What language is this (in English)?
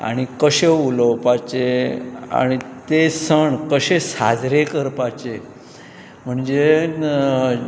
Konkani